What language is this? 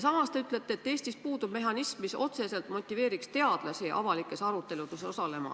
Estonian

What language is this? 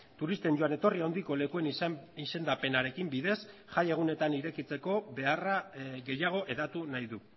Basque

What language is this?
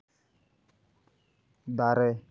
Santali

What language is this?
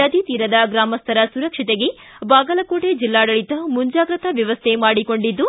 Kannada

